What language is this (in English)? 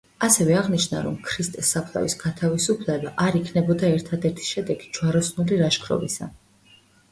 Georgian